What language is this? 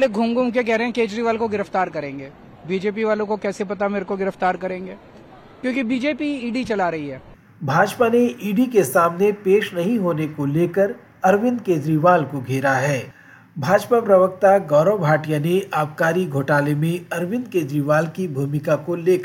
Hindi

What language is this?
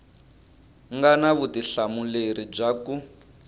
Tsonga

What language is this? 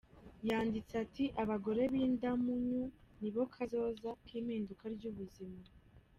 Kinyarwanda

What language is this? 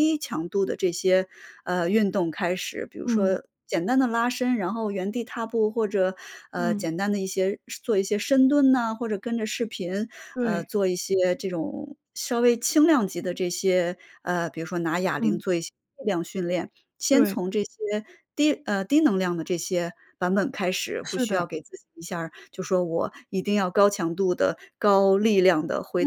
Chinese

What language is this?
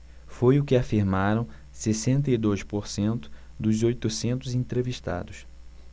Portuguese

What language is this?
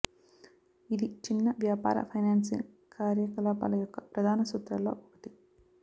Telugu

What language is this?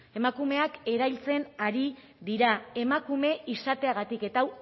Basque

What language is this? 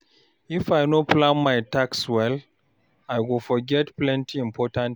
Nigerian Pidgin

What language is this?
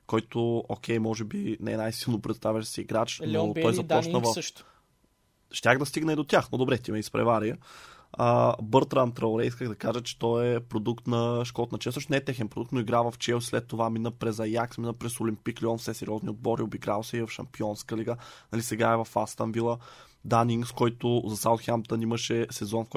Bulgarian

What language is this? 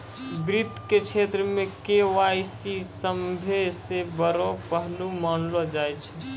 Maithili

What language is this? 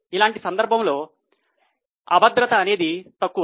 Telugu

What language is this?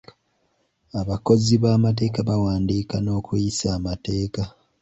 Ganda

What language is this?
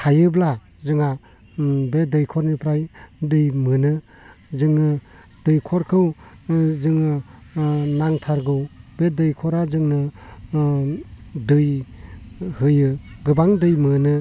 Bodo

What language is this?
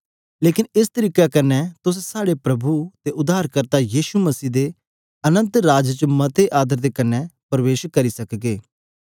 Dogri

